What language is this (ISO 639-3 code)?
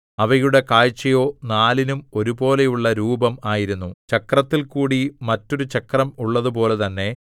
mal